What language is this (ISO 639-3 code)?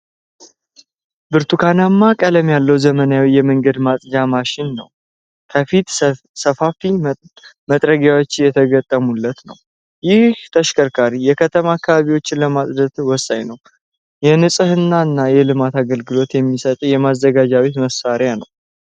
amh